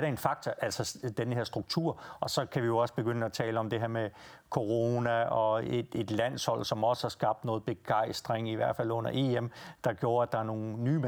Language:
Danish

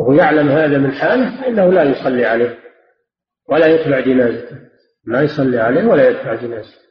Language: Arabic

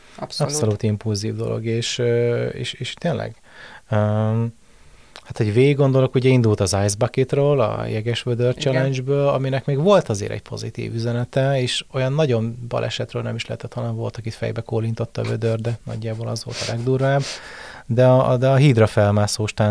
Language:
Hungarian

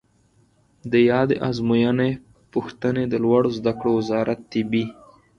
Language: Pashto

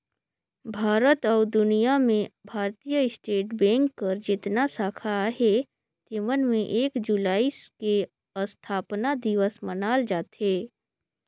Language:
Chhattisgarhi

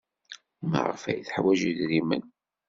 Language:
Kabyle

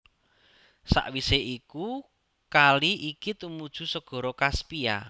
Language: Javanese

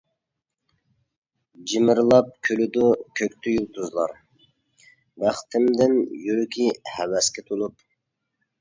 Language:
Uyghur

